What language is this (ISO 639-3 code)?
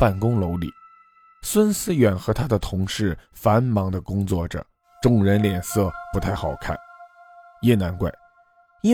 zho